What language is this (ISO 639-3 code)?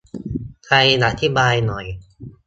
tha